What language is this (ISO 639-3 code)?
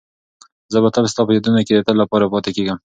pus